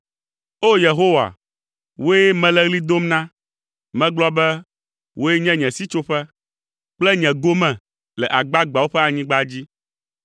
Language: Ewe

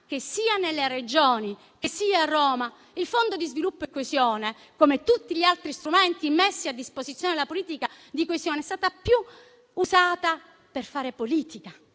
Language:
Italian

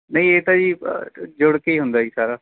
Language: Punjabi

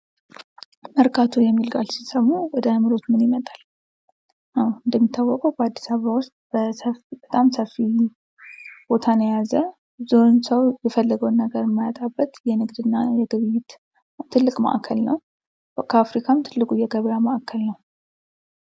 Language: Amharic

